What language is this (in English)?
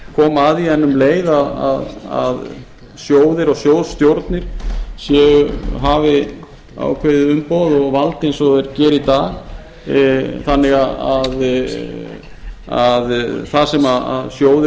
Icelandic